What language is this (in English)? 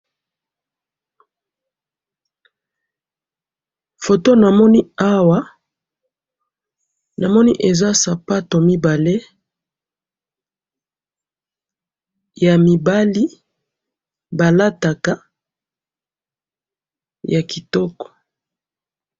Lingala